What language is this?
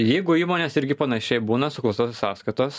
Lithuanian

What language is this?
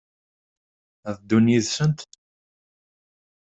Kabyle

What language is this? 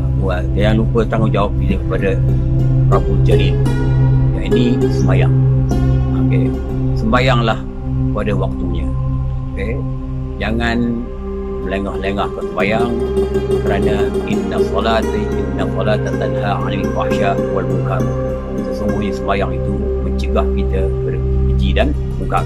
Malay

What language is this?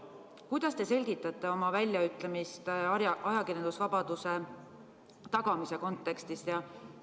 Estonian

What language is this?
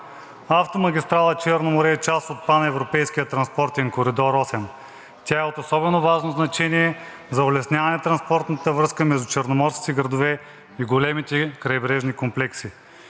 Bulgarian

